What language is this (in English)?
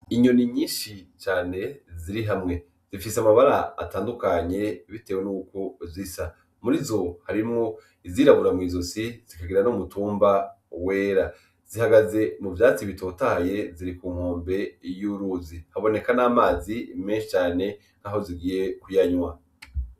Rundi